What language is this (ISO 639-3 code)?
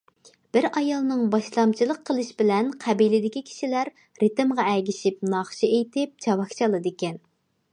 uig